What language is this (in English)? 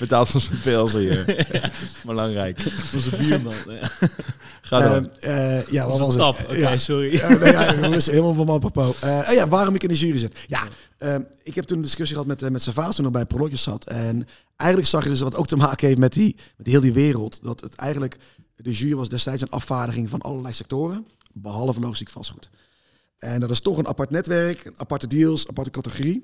Dutch